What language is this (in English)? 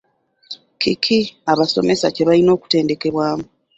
Ganda